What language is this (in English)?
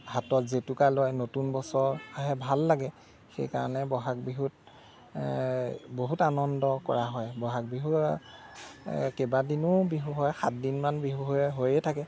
Assamese